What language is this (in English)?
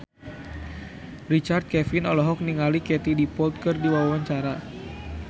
Sundanese